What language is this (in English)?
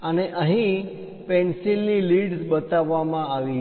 Gujarati